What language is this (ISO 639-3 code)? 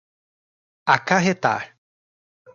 por